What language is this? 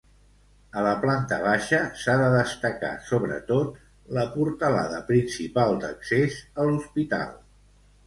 Catalan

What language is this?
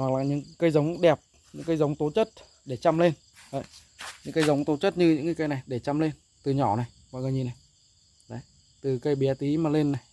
Vietnamese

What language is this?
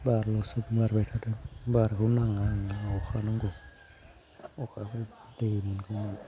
Bodo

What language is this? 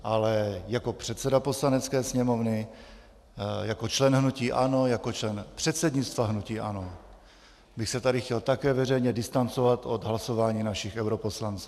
Czech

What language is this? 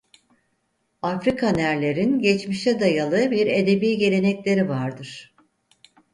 Turkish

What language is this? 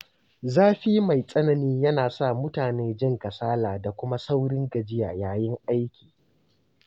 Hausa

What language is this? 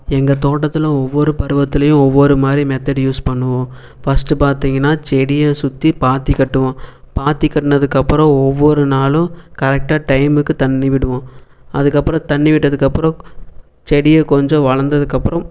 Tamil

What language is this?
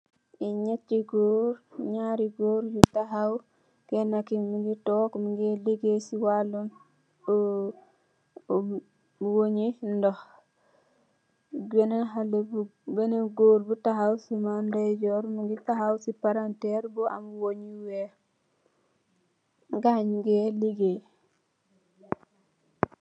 Wolof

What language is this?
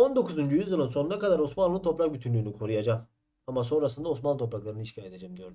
Turkish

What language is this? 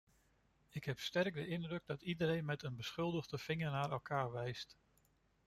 Dutch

